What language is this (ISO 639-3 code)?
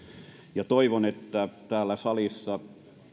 fin